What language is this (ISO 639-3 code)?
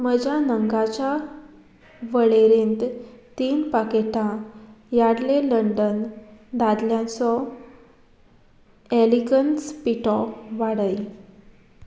kok